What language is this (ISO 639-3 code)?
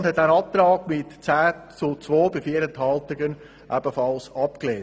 gsw